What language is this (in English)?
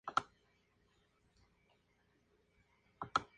Spanish